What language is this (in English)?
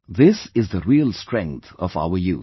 English